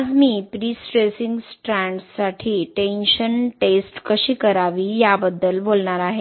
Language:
Marathi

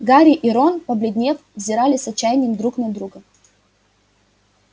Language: Russian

